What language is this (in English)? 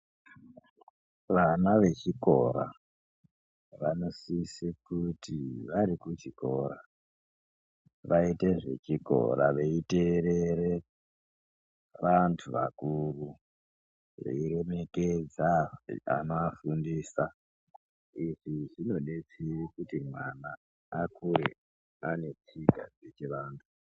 Ndau